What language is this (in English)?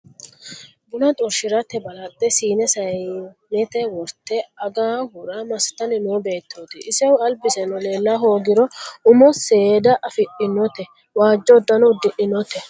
Sidamo